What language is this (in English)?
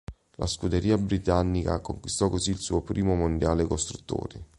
Italian